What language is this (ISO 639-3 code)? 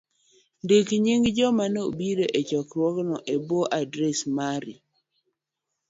luo